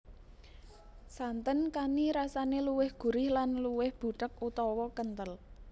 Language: Javanese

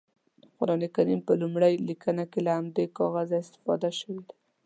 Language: Pashto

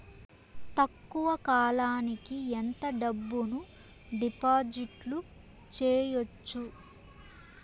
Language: Telugu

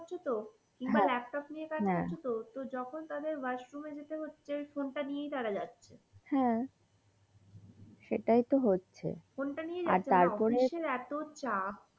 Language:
Bangla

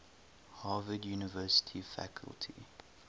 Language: English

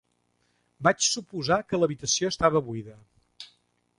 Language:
Catalan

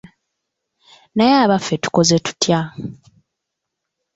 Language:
Ganda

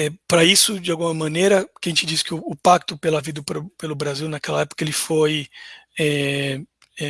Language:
Portuguese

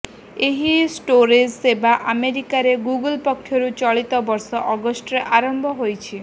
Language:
Odia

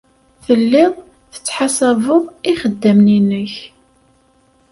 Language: Kabyle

